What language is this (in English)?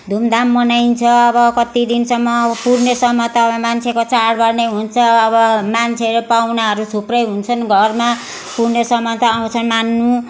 Nepali